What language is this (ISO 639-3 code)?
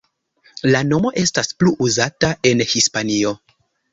epo